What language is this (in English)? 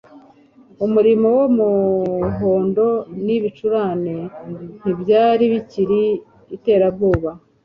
Kinyarwanda